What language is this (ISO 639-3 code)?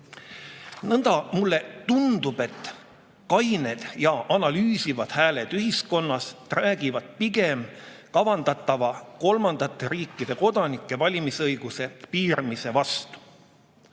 est